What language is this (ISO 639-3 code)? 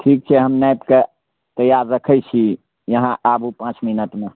mai